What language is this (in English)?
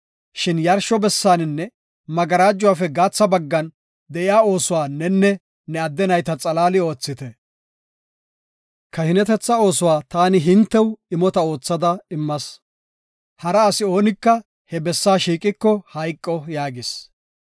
Gofa